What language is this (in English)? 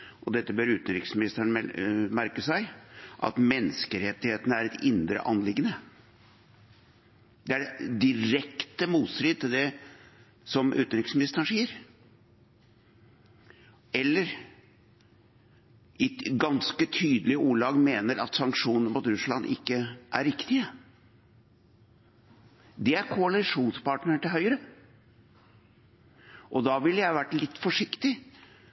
Norwegian Bokmål